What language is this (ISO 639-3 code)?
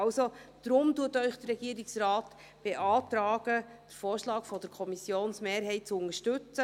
gsw